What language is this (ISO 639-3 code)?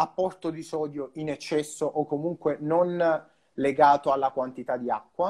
ita